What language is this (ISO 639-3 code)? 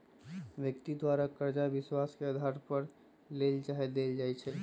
mag